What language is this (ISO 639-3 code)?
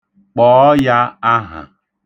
ibo